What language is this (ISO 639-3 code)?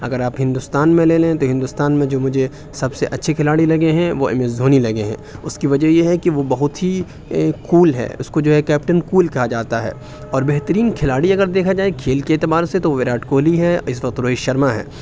urd